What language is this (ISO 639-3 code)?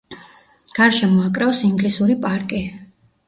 kat